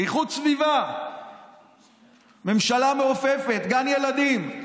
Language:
Hebrew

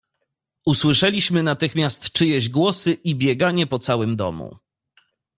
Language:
Polish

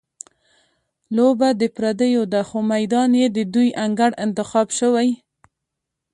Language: Pashto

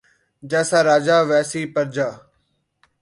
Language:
Urdu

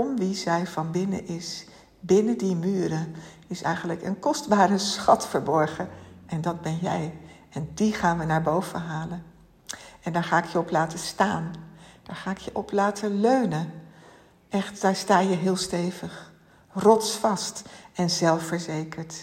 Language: Dutch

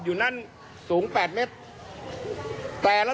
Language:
Thai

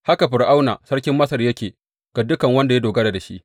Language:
Hausa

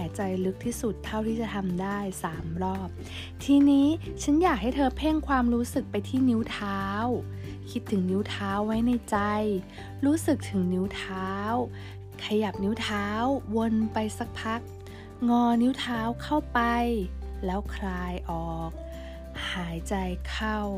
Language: Thai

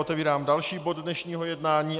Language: Czech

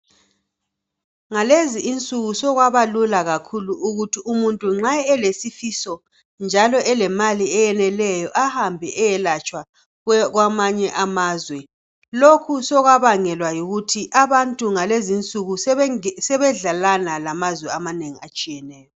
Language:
North Ndebele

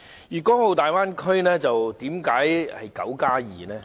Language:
Cantonese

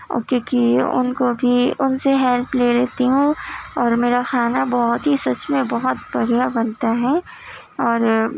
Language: Urdu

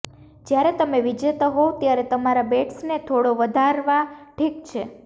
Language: Gujarati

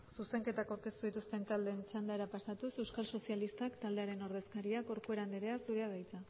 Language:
Basque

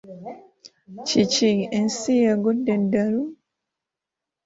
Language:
Ganda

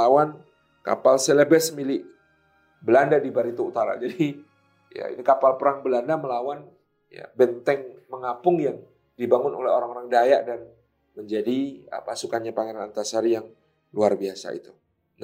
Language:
Indonesian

